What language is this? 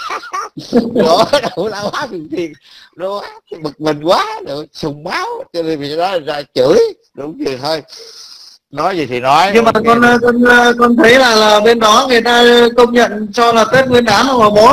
Vietnamese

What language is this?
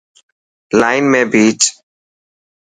Dhatki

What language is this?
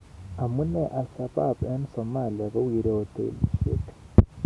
Kalenjin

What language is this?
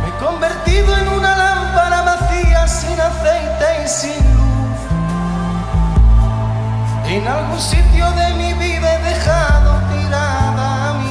Romanian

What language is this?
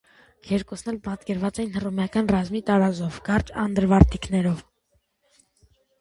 Armenian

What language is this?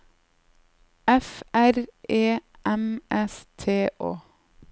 Norwegian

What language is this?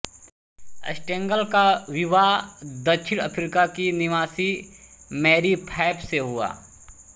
Hindi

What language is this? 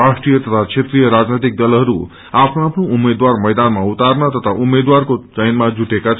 Nepali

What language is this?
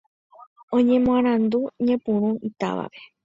Guarani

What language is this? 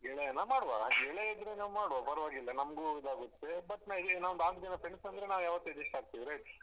Kannada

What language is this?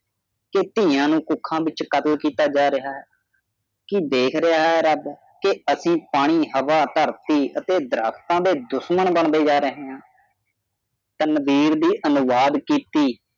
Punjabi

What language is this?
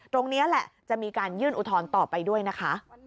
Thai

